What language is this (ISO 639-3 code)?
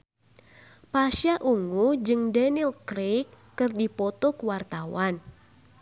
sun